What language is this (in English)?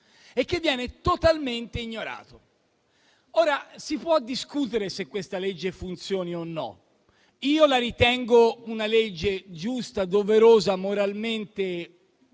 Italian